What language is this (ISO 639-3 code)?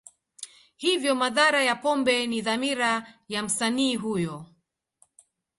swa